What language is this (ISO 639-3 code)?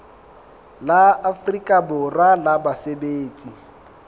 sot